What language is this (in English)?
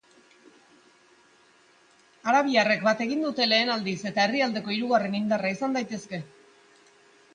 Basque